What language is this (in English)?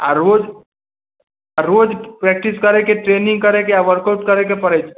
Maithili